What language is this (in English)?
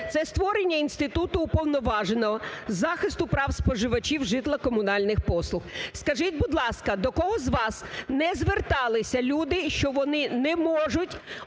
Ukrainian